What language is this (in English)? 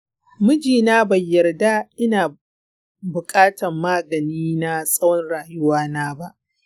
Hausa